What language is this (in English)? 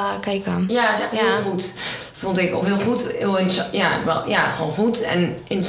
Dutch